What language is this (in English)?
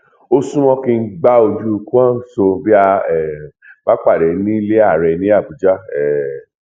Yoruba